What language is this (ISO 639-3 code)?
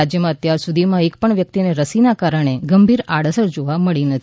guj